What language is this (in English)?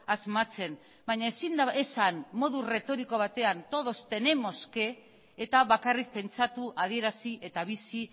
Basque